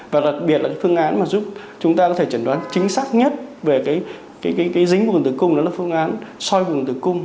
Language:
Vietnamese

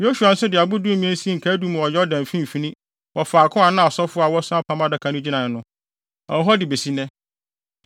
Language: Akan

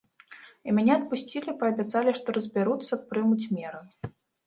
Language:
Belarusian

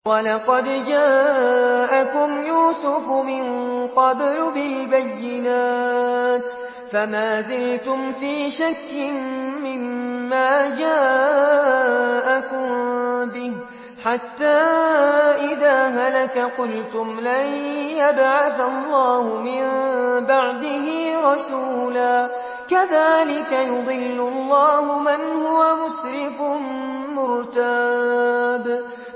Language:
Arabic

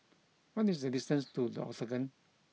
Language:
English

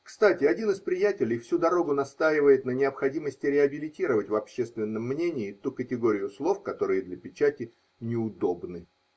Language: Russian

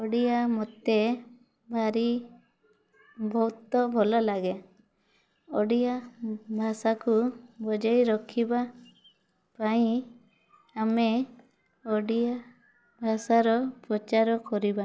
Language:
Odia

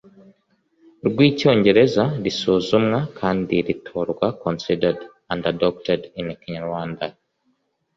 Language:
Kinyarwanda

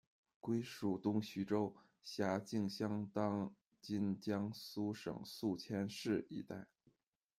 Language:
Chinese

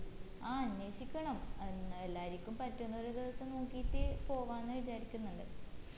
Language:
Malayalam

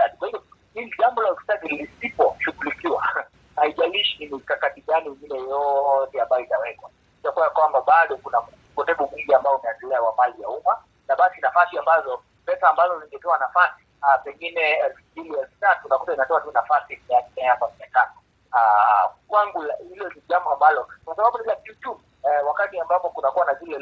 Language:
Swahili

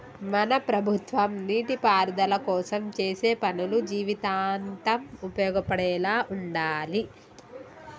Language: Telugu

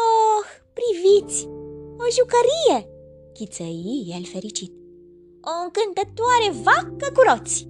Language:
Romanian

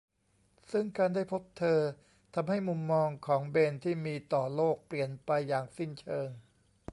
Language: Thai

